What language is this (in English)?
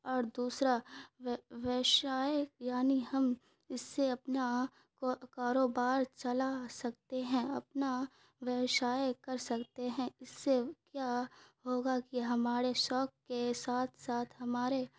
Urdu